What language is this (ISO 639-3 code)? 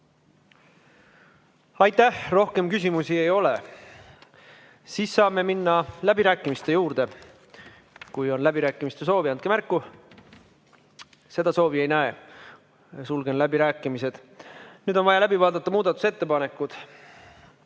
est